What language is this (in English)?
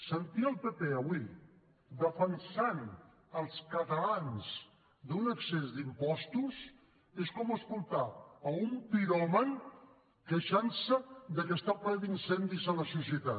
Catalan